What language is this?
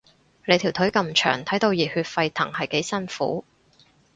Cantonese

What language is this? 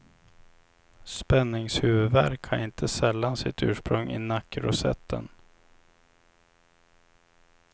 Swedish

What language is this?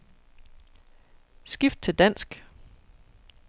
Danish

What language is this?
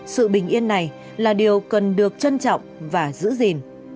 Vietnamese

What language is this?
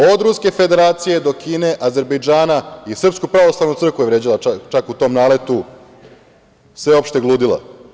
Serbian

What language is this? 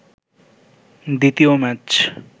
Bangla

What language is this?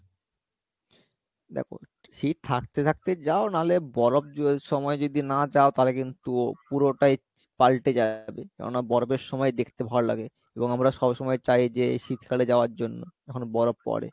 Bangla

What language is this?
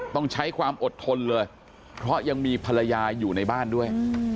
Thai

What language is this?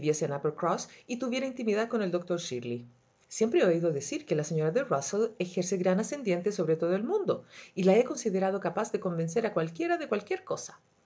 Spanish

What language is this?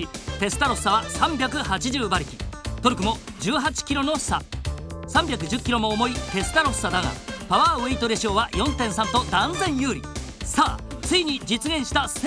Japanese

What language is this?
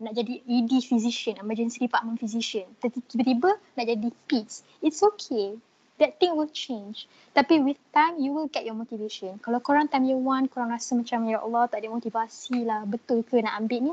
Malay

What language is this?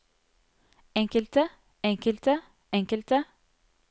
Norwegian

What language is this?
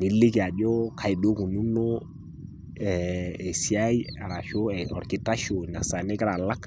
Masai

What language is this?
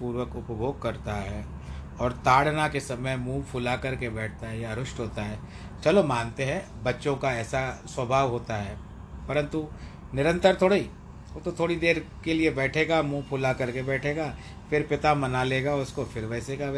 Hindi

